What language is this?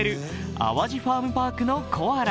Japanese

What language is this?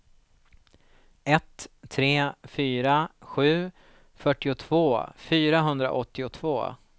Swedish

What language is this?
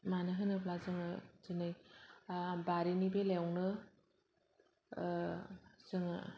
Bodo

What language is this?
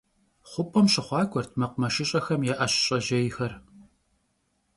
Kabardian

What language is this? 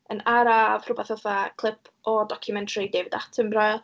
Welsh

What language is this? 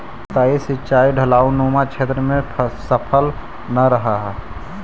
Magahi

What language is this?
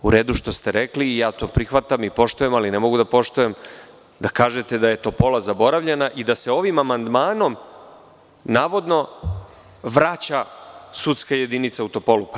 Serbian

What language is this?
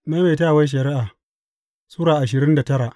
Hausa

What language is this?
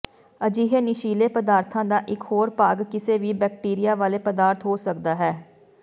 Punjabi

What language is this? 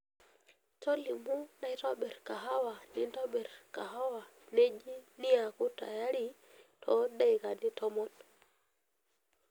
Masai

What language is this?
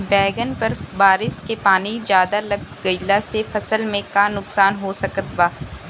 Bhojpuri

